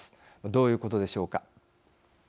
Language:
Japanese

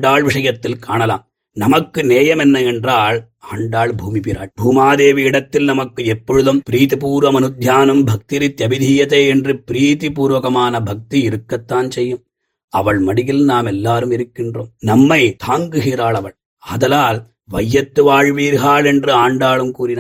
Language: Tamil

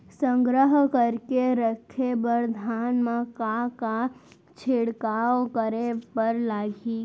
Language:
Chhattisgarhi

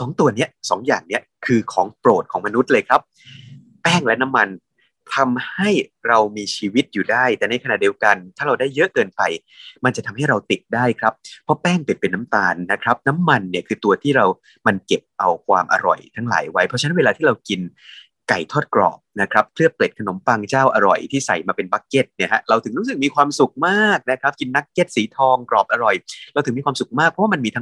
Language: Thai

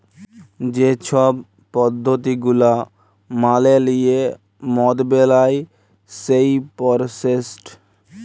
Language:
Bangla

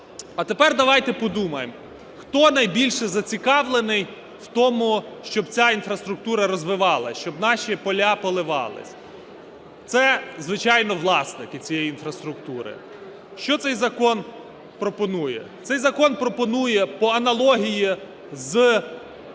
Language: Ukrainian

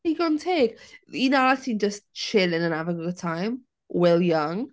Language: Welsh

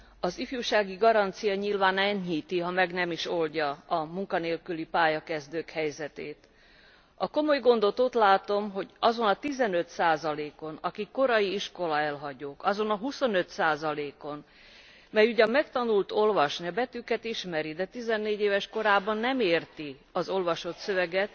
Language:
Hungarian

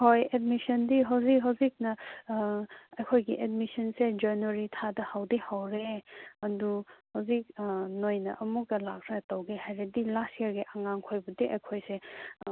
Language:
Manipuri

